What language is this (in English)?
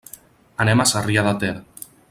Catalan